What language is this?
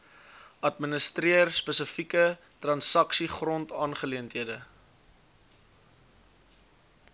Afrikaans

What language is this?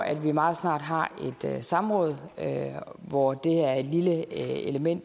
Danish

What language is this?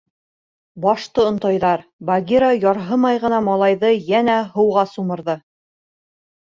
Bashkir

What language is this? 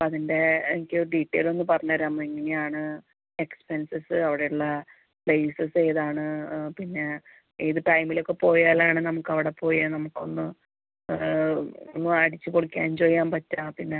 Malayalam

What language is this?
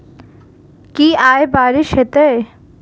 Maithili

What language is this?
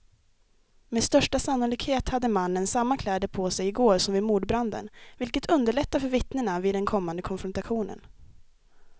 Swedish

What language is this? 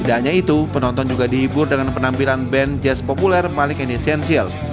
Indonesian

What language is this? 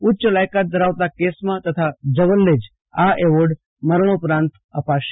Gujarati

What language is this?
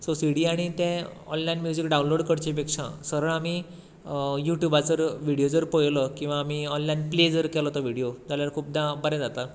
Konkani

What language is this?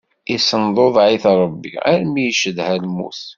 Kabyle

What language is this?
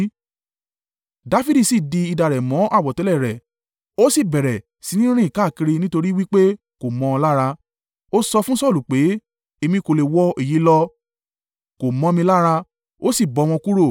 Yoruba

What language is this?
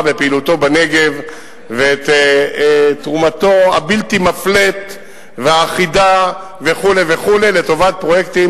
Hebrew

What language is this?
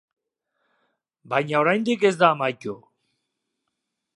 Basque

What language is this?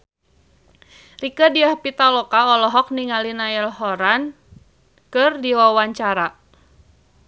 Sundanese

